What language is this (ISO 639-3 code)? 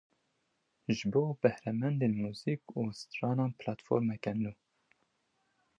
kur